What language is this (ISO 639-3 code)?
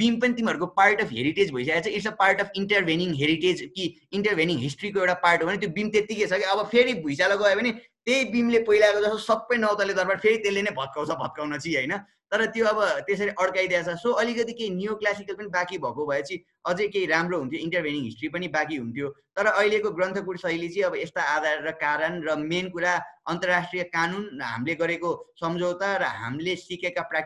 kan